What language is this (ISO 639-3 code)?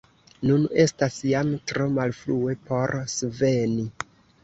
epo